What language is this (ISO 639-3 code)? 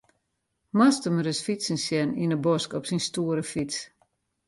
fry